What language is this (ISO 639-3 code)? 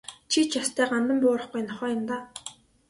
mon